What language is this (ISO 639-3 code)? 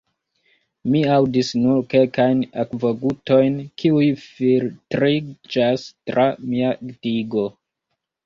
epo